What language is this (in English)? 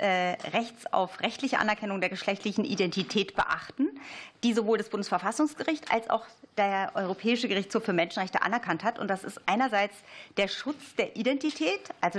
German